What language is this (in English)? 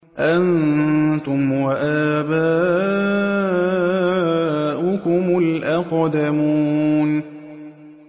Arabic